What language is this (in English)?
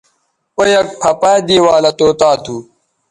Bateri